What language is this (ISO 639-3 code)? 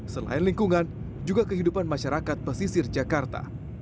ind